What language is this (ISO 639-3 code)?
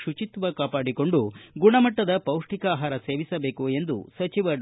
kan